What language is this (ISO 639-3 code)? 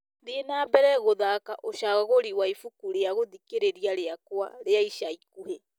kik